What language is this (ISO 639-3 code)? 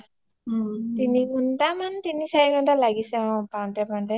asm